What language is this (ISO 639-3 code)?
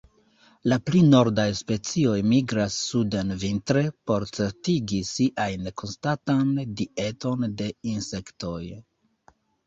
epo